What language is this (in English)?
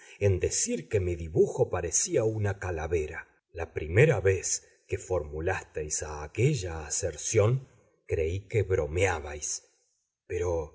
Spanish